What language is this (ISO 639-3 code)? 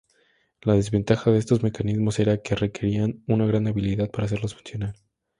spa